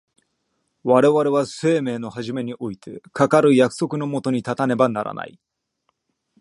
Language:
Japanese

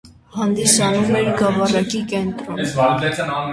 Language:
Armenian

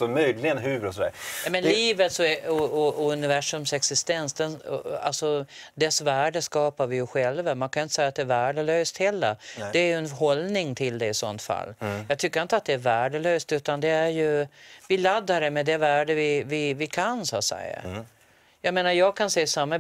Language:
Swedish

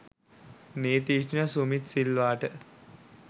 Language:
Sinhala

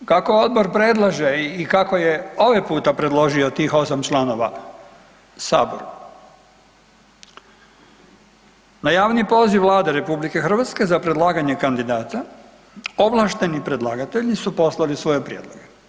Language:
Croatian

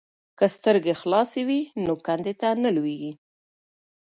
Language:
Pashto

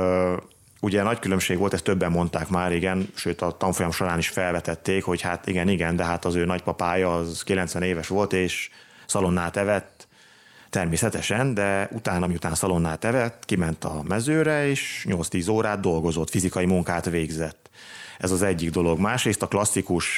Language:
Hungarian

